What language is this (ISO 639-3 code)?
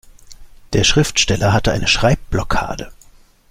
deu